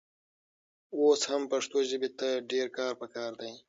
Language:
Pashto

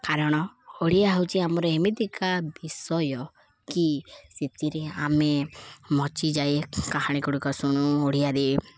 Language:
Odia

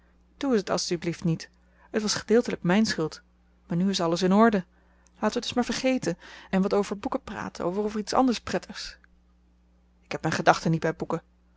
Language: Dutch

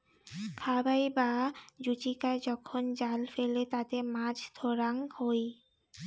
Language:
Bangla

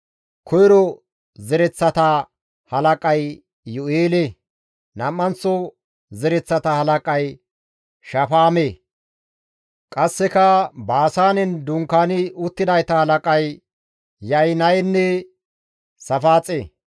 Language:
Gamo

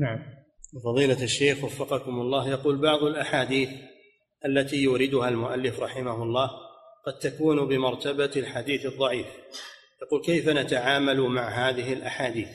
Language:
Arabic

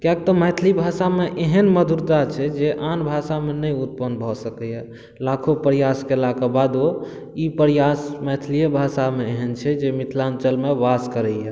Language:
Maithili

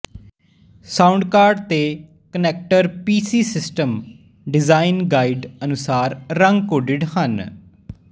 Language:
Punjabi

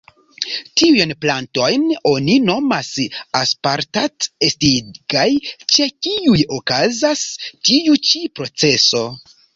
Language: Esperanto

